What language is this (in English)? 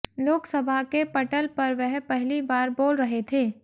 Hindi